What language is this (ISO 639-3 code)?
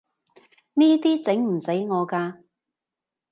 yue